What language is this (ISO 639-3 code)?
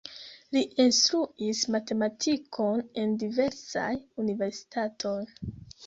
epo